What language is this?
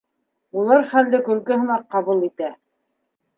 Bashkir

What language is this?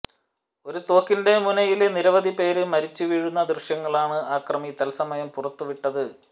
Malayalam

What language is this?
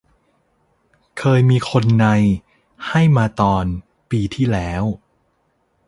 Thai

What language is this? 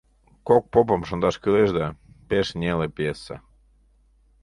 Mari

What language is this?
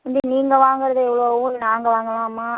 Tamil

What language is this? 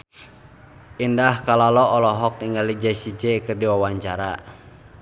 Sundanese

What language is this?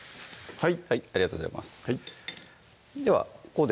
Japanese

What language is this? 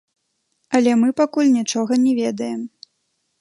Belarusian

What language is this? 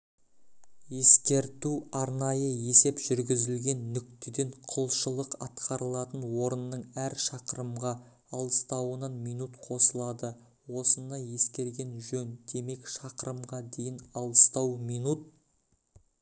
Kazakh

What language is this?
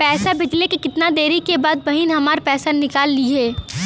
Bhojpuri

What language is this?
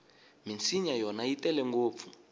Tsonga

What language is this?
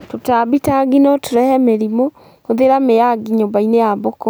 Kikuyu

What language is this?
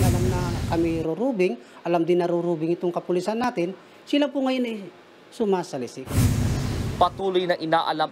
Filipino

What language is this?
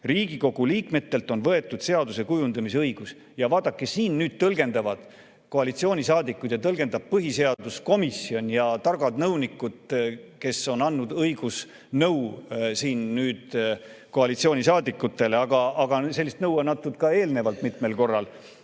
Estonian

